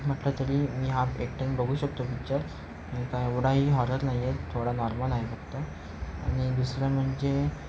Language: Marathi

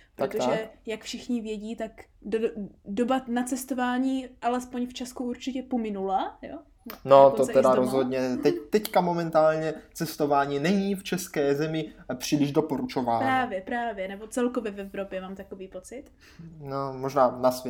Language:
Czech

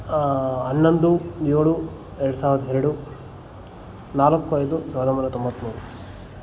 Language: Kannada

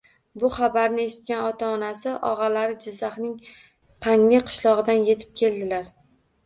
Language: Uzbek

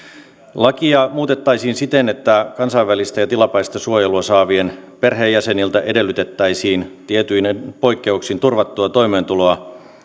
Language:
Finnish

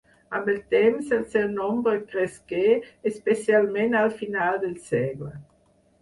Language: Catalan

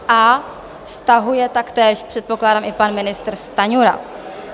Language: Czech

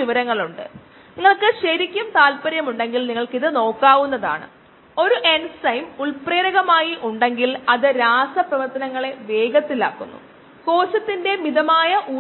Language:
Malayalam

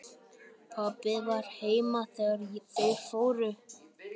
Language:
Icelandic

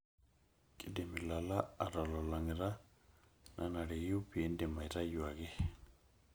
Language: Masai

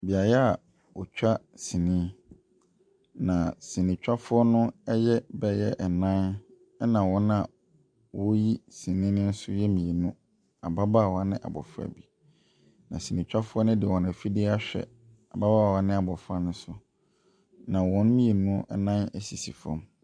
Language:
Akan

